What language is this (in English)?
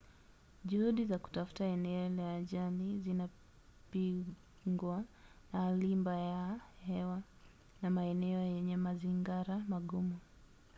Swahili